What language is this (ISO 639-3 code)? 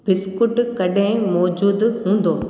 snd